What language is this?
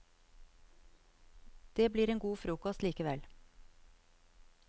Norwegian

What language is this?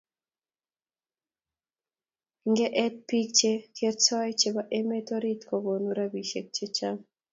Kalenjin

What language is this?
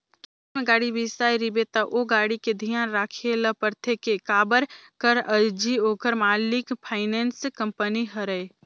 Chhattisgarhi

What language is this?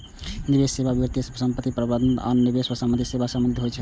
Maithili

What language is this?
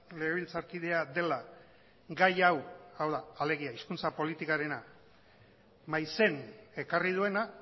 Basque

